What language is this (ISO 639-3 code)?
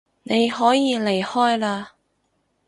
yue